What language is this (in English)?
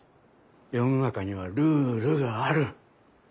Japanese